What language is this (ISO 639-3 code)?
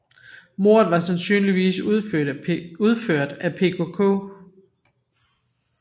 dan